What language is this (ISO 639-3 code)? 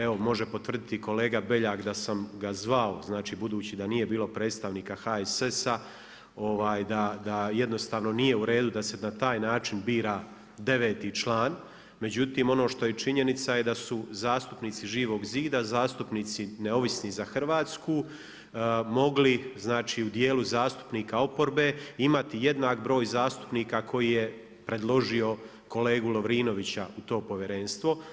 hrv